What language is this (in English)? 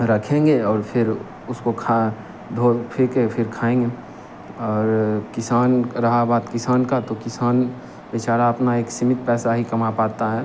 Hindi